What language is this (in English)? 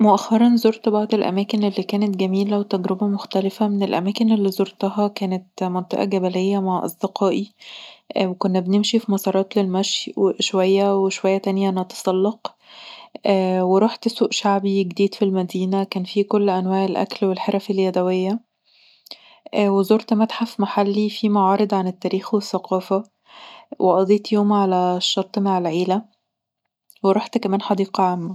Egyptian Arabic